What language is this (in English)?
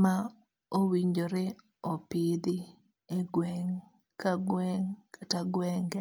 Luo (Kenya and Tanzania)